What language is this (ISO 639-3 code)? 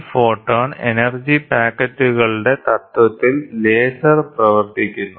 mal